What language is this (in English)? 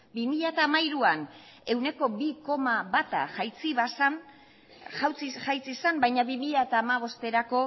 Basque